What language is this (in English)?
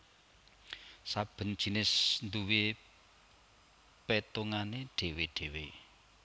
Javanese